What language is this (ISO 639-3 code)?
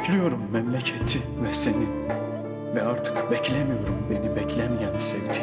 tur